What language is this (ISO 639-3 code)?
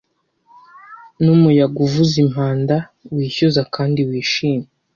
kin